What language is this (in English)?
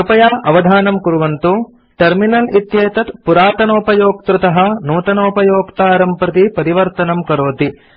Sanskrit